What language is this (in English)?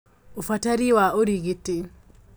Kikuyu